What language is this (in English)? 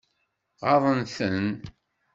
Kabyle